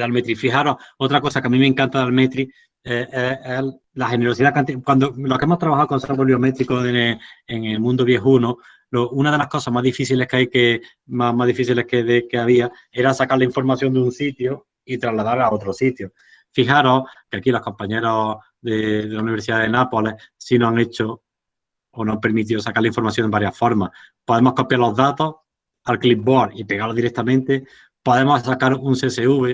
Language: Spanish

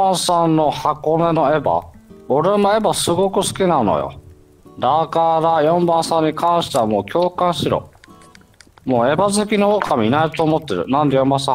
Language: Japanese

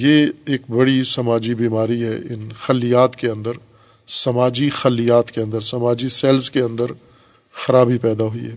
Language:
Urdu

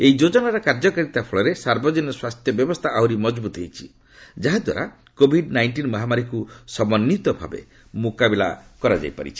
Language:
Odia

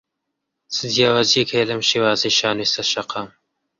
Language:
Central Kurdish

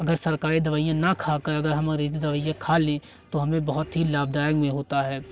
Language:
Hindi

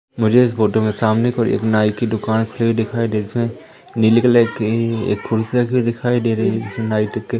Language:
Hindi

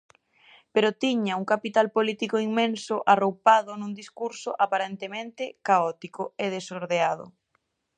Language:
Galician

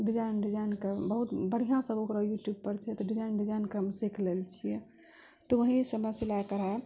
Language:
Maithili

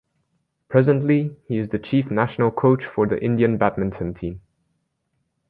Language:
English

